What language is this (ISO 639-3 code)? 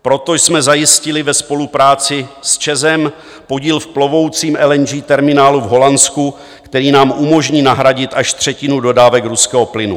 ces